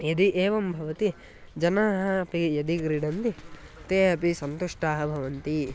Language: Sanskrit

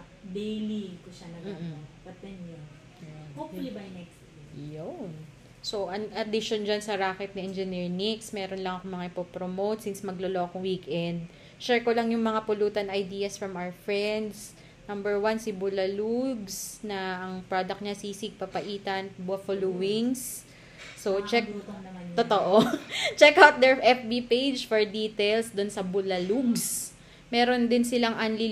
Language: Filipino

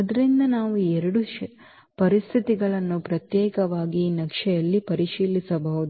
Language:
Kannada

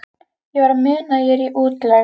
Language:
Icelandic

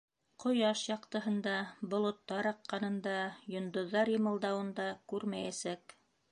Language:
Bashkir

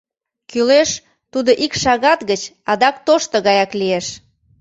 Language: Mari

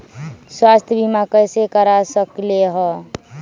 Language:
Magahi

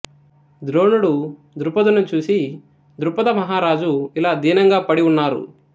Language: Telugu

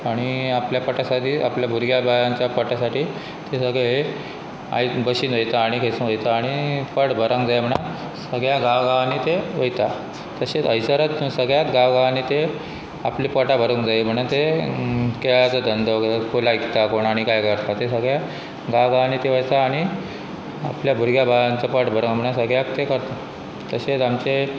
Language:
Konkani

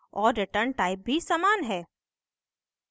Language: Hindi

